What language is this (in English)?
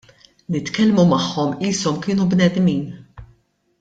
Maltese